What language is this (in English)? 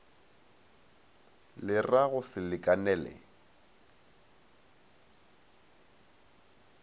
Northern Sotho